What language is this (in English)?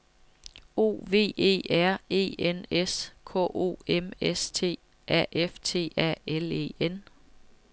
Danish